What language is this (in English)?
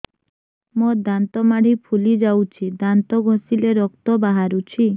Odia